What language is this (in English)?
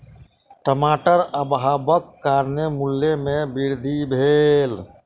Maithili